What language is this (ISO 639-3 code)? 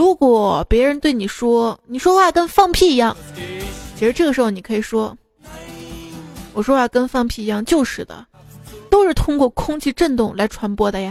zho